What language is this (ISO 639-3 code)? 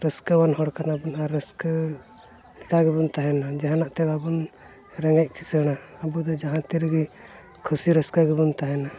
sat